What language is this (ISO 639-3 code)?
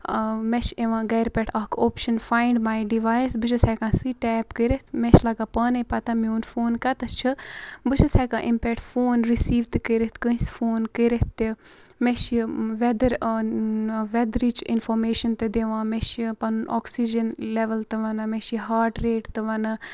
kas